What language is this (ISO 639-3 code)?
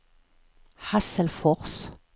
swe